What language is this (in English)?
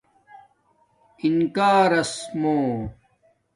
Domaaki